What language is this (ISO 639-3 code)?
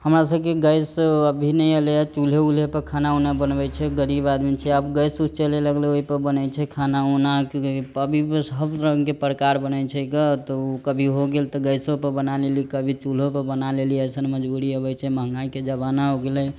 mai